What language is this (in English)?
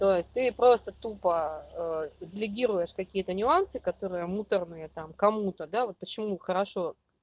Russian